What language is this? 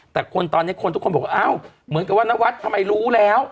Thai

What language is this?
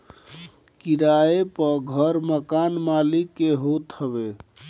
Bhojpuri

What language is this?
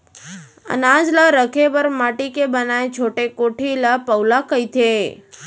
Chhattisgarhi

